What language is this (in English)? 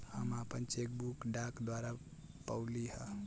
Bhojpuri